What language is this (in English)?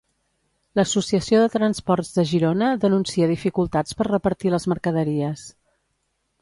Catalan